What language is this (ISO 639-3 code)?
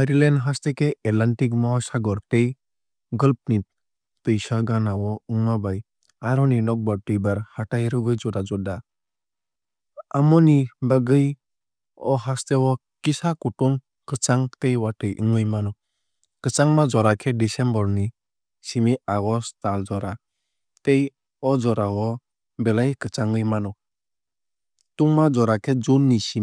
trp